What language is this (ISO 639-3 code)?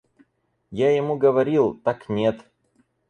rus